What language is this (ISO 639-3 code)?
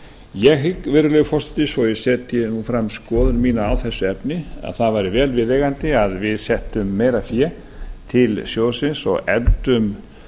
isl